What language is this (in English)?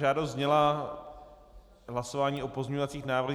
Czech